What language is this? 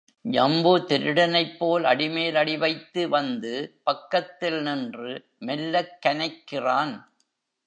Tamil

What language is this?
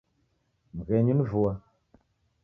Taita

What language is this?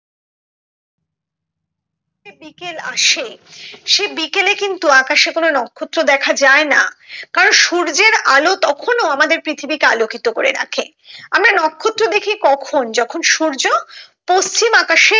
Bangla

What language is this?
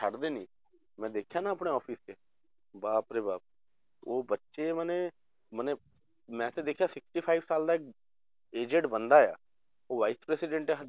Punjabi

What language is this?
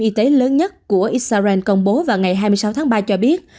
Vietnamese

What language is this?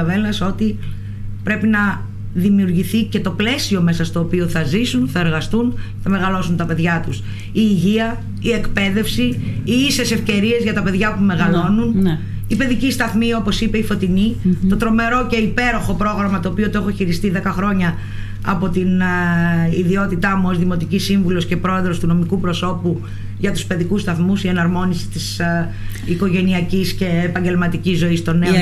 Greek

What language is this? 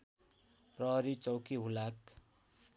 Nepali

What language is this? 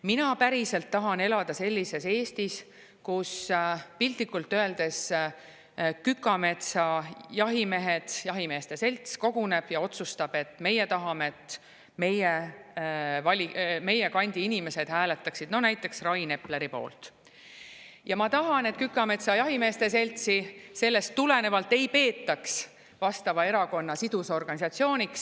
Estonian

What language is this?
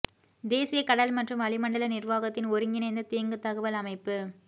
Tamil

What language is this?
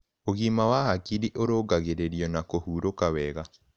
Kikuyu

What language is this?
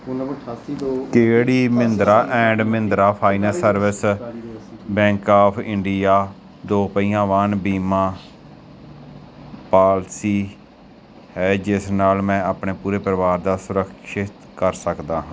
Punjabi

